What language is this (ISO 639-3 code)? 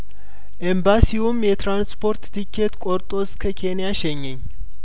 amh